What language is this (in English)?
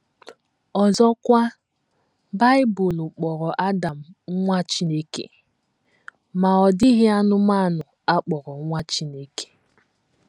Igbo